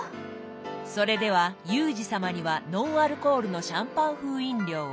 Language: Japanese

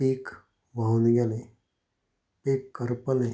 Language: Konkani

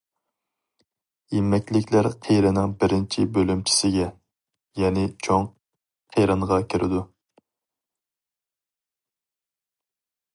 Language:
Uyghur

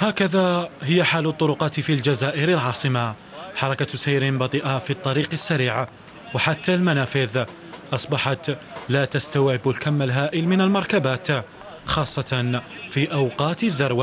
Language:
Arabic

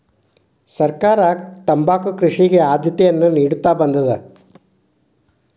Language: Kannada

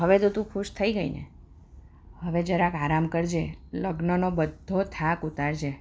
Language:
Gujarati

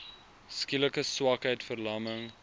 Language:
Afrikaans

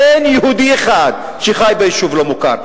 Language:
Hebrew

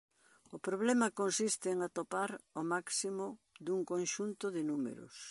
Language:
Galician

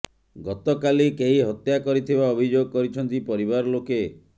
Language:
Odia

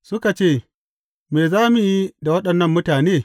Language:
Hausa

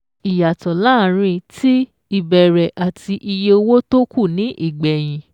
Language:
Yoruba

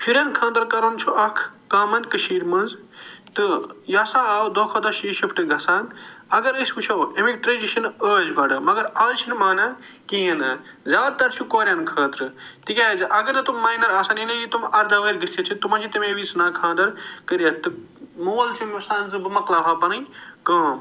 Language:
Kashmiri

